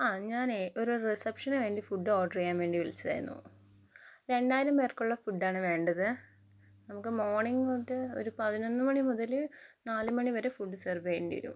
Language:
Malayalam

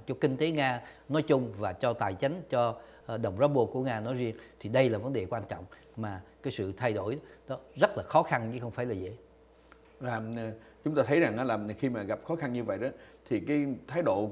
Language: Vietnamese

